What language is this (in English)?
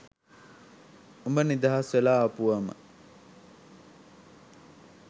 Sinhala